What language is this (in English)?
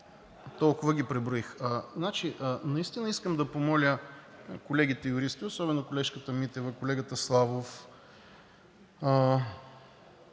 Bulgarian